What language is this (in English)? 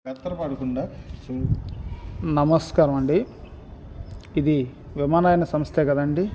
Telugu